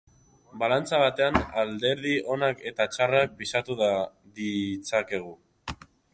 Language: Basque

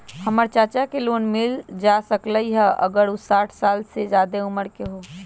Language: Magahi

